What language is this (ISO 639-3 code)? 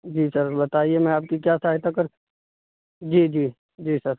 urd